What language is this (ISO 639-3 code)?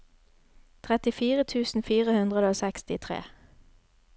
nor